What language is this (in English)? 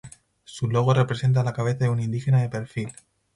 Spanish